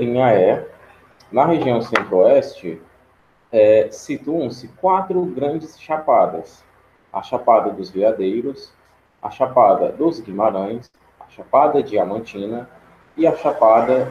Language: Portuguese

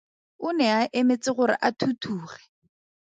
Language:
Tswana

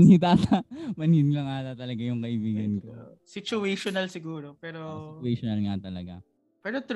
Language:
Filipino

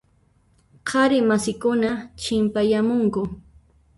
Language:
Puno Quechua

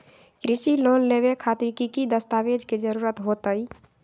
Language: Magahi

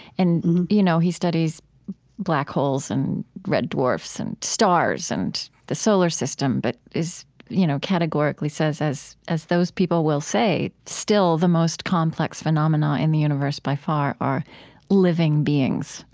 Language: English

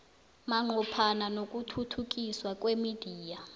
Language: South Ndebele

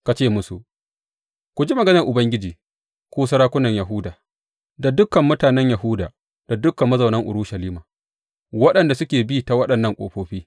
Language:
Hausa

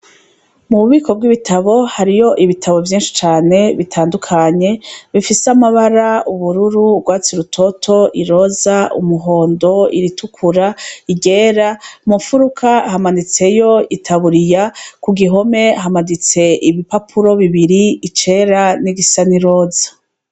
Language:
Rundi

